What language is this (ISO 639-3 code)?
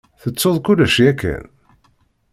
kab